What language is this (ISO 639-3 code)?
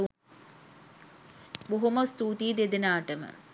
sin